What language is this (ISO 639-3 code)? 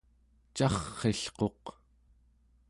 esu